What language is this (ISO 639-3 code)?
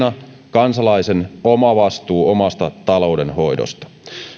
fin